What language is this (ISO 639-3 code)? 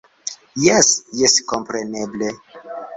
epo